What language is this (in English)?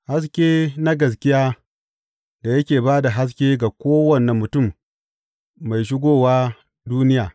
Hausa